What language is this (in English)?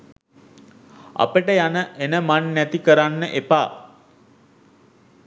Sinhala